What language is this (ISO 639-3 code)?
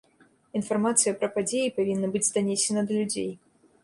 bel